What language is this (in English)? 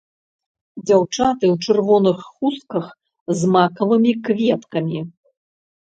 Belarusian